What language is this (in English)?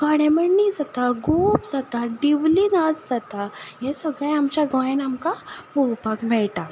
Konkani